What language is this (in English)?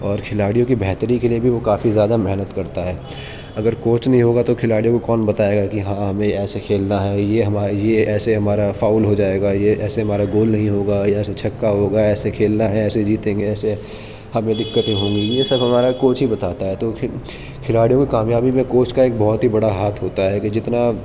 Urdu